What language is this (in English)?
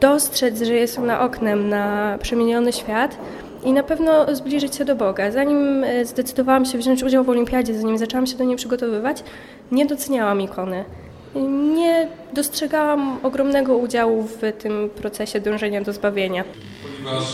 Polish